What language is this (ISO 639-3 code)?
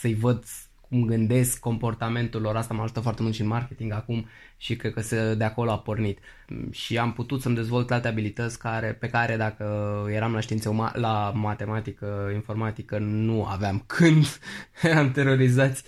ron